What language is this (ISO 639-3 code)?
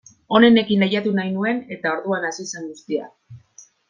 eus